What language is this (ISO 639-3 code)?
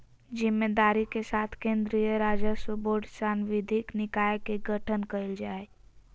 mag